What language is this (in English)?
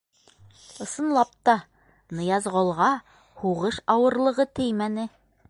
Bashkir